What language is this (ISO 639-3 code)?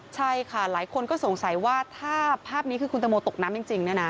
tha